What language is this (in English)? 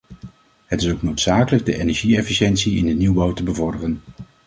Dutch